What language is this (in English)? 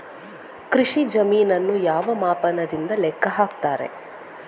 Kannada